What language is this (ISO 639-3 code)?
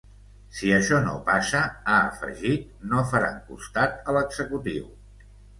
cat